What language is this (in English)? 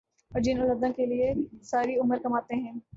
Urdu